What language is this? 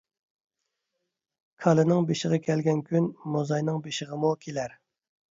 Uyghur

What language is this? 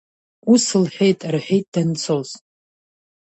Abkhazian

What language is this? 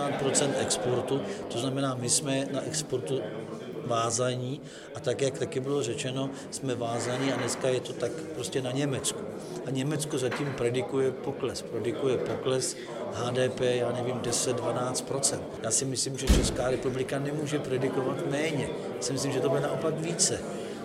Czech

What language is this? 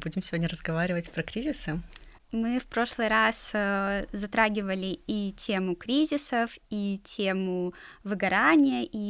Russian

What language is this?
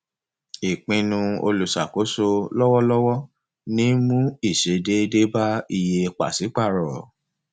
Yoruba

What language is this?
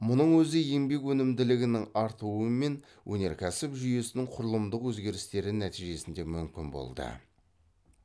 Kazakh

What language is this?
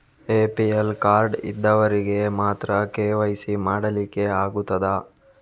Kannada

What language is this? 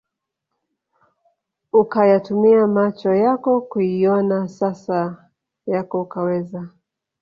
Swahili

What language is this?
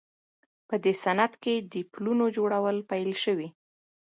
Pashto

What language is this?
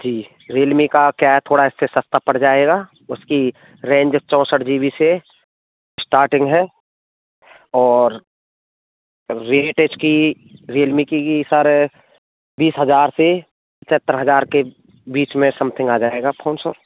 Hindi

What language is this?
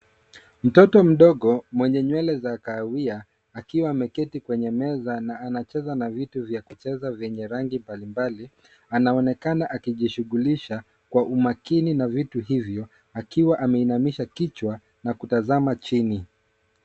Swahili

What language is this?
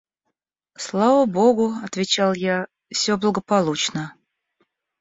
Russian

